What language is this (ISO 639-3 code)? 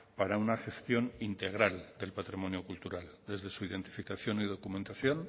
spa